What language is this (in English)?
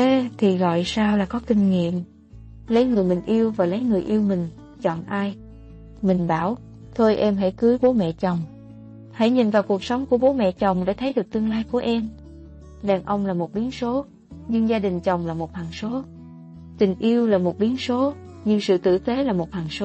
Vietnamese